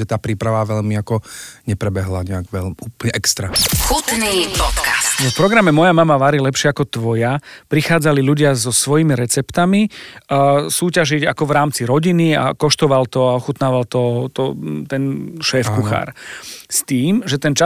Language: Slovak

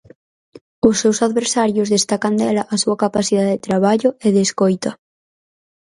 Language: Galician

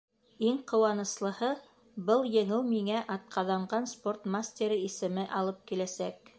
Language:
Bashkir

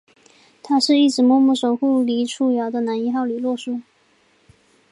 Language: Chinese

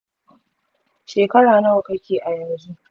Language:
Hausa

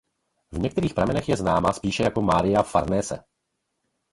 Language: Czech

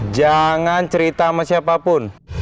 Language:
Indonesian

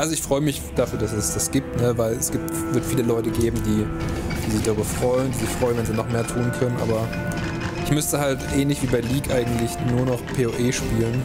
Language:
German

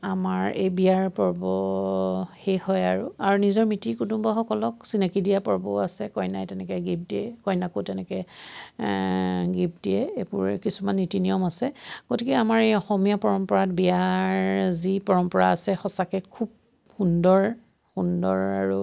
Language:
Assamese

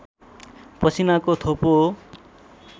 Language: Nepali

